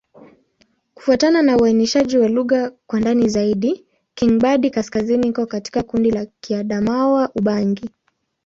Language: Swahili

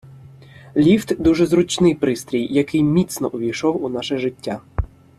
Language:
Ukrainian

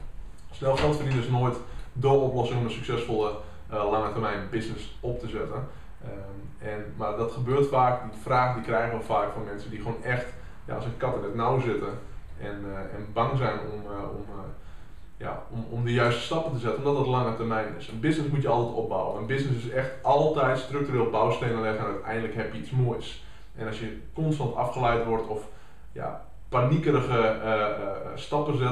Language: Dutch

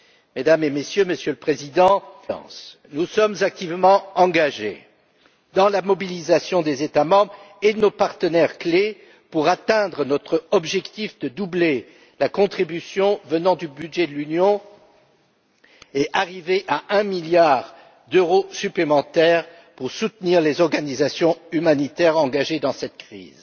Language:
French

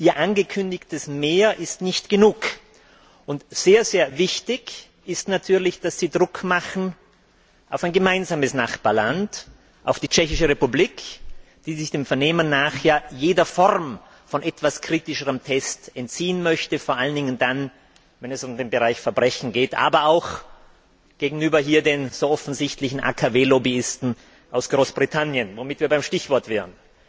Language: German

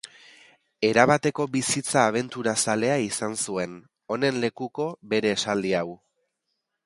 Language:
Basque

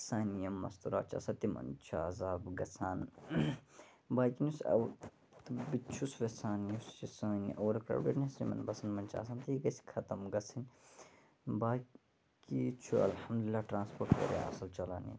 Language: Kashmiri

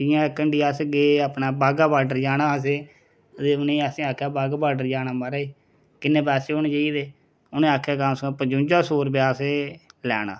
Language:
Dogri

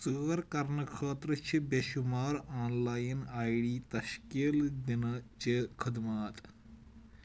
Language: Kashmiri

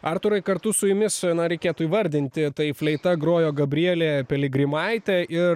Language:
Lithuanian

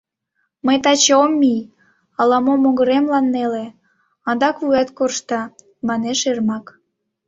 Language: Mari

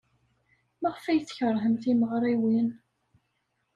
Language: Kabyle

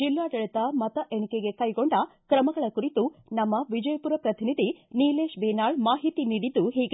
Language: Kannada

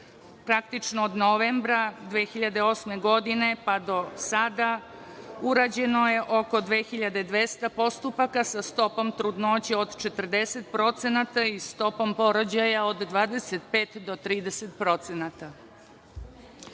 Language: Serbian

